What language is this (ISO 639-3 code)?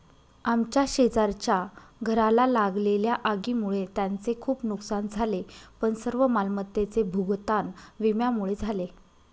mar